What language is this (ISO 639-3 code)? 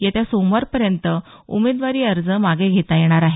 mar